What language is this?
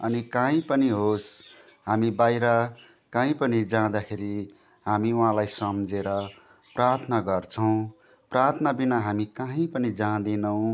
Nepali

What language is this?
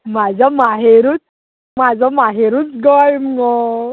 Konkani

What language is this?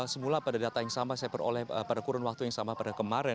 Indonesian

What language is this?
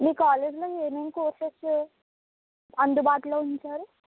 Telugu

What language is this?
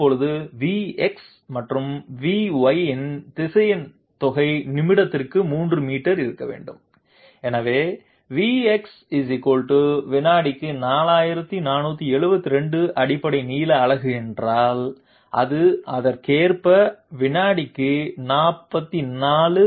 Tamil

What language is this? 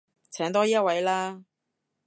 Cantonese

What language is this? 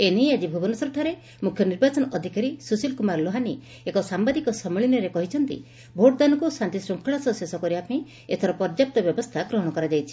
Odia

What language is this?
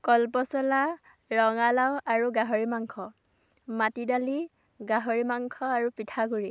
Assamese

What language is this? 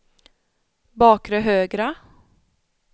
Swedish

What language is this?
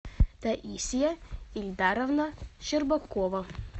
Russian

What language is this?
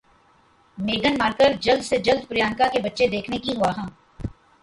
Urdu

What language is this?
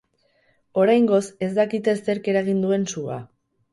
Basque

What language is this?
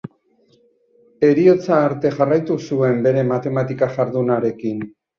Basque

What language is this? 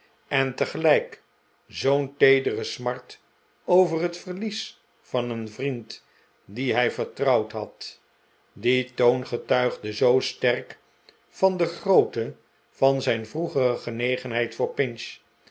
Dutch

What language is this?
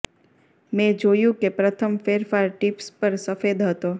Gujarati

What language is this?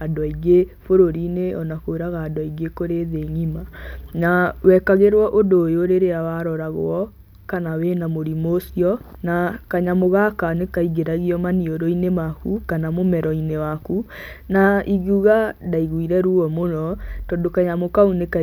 Kikuyu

